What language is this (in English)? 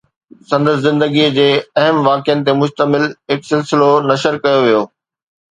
Sindhi